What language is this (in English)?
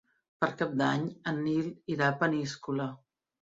Catalan